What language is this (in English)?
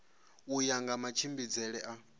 Venda